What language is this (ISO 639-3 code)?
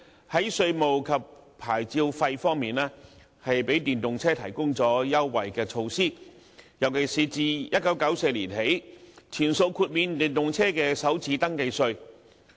yue